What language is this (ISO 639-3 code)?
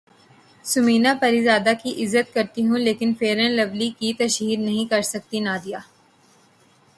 urd